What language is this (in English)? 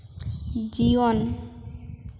Santali